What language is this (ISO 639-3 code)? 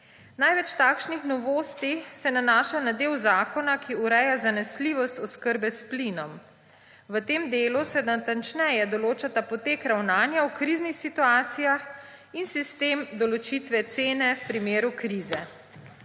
slv